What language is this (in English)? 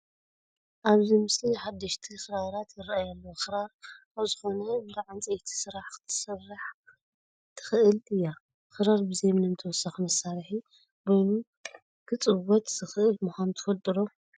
Tigrinya